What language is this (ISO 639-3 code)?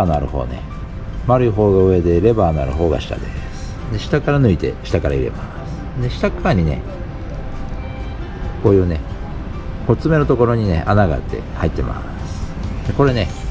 jpn